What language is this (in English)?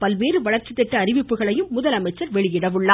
Tamil